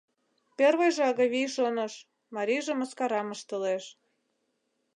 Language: Mari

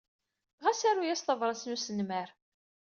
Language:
Kabyle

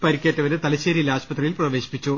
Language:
Malayalam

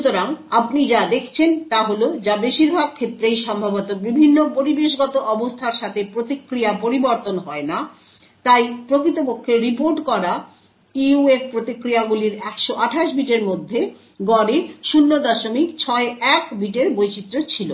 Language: Bangla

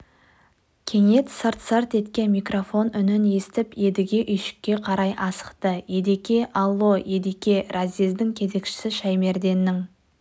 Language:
Kazakh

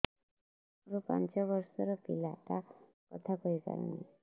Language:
Odia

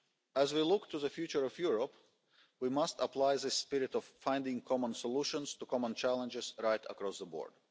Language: English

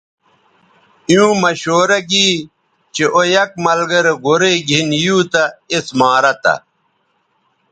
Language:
Bateri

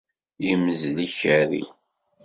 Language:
Kabyle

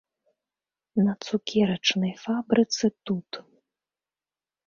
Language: Belarusian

